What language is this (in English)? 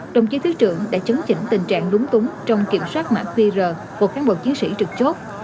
Vietnamese